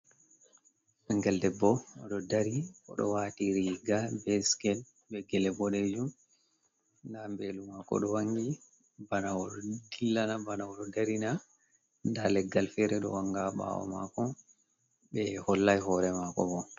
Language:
Fula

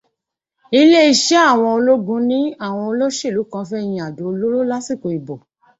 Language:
Yoruba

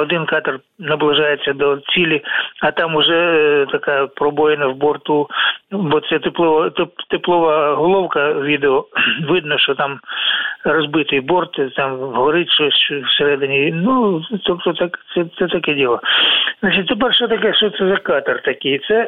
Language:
Ukrainian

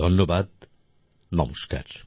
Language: Bangla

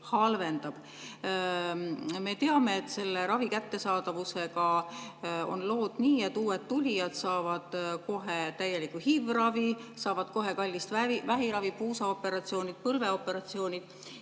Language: Estonian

